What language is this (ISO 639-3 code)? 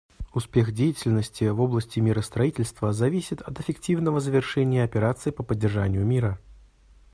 rus